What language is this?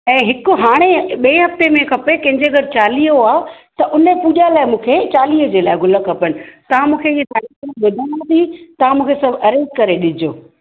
Sindhi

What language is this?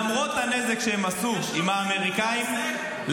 Hebrew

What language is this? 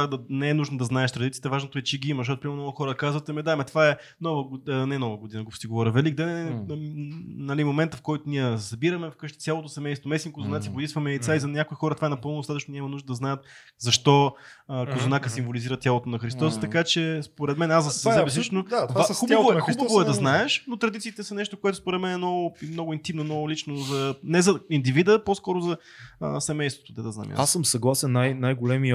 Bulgarian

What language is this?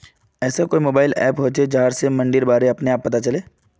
Magahi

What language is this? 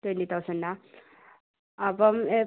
Malayalam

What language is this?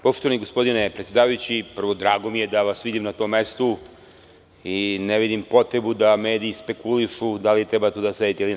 Serbian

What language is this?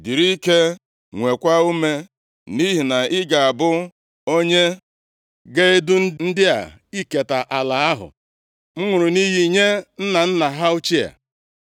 Igbo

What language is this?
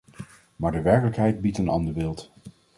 Dutch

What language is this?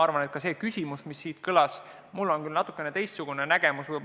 Estonian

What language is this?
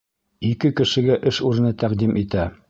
Bashkir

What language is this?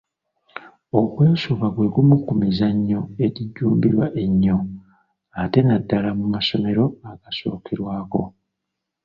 Ganda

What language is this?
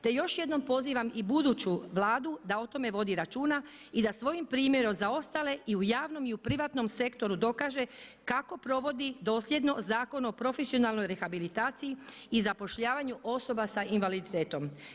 Croatian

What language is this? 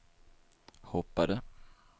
Swedish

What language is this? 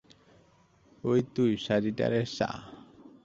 Bangla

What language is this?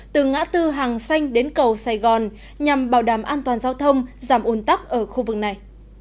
Vietnamese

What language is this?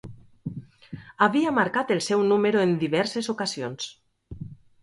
Catalan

